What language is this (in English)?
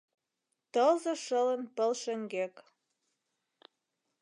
Mari